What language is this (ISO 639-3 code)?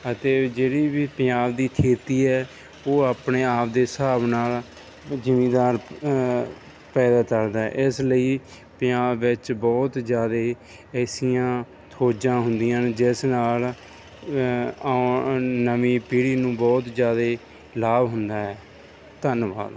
pan